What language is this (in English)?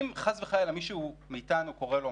Hebrew